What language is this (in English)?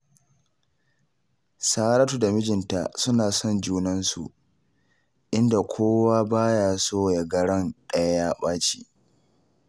Hausa